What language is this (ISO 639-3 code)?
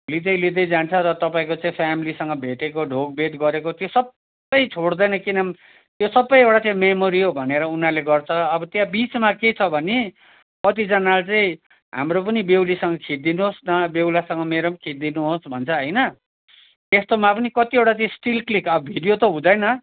nep